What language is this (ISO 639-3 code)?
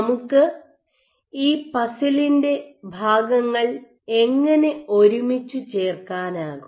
mal